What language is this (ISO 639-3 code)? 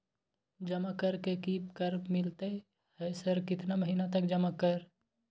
mai